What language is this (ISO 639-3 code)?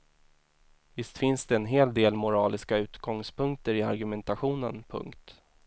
swe